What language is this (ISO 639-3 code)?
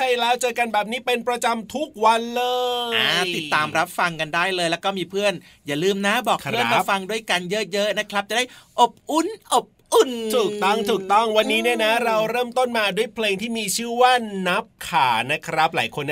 tha